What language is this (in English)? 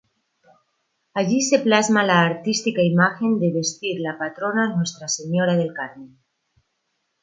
Spanish